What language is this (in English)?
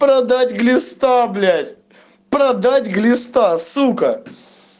Russian